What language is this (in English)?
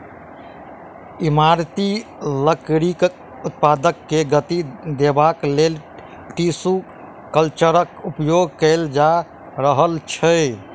Maithili